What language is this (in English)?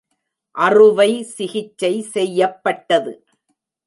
Tamil